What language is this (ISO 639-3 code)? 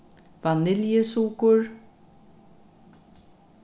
fao